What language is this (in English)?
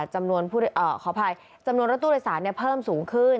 Thai